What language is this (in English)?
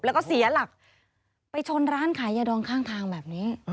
Thai